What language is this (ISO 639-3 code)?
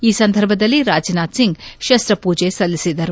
kan